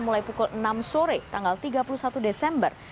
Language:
Indonesian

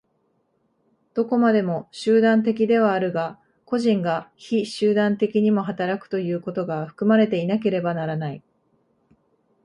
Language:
Japanese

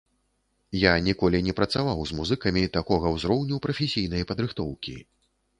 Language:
Belarusian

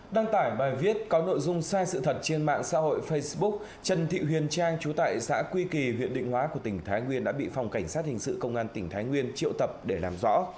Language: Vietnamese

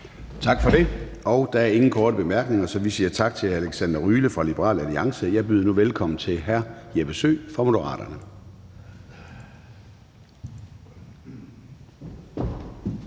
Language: Danish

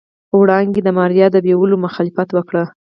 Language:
Pashto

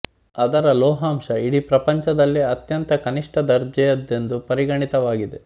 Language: Kannada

